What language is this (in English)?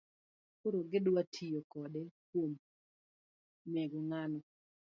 Luo (Kenya and Tanzania)